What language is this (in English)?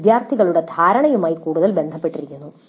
Malayalam